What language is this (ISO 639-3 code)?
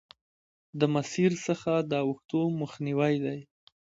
pus